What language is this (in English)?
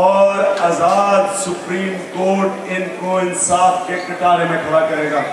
Hindi